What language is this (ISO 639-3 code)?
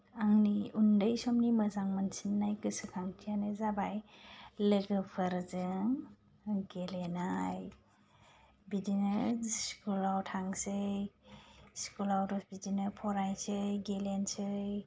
brx